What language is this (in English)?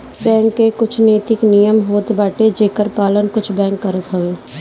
Bhojpuri